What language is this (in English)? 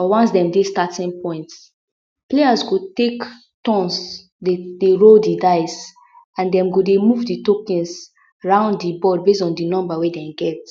Nigerian Pidgin